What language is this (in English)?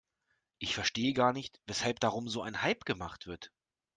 German